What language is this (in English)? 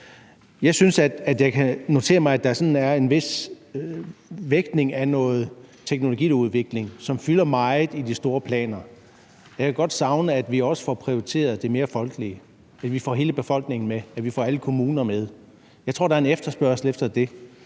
Danish